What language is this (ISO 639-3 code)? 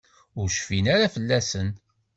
kab